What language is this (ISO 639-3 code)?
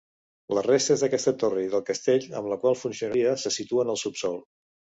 cat